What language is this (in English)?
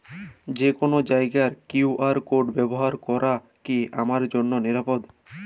Bangla